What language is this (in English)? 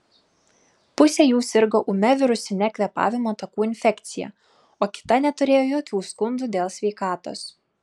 Lithuanian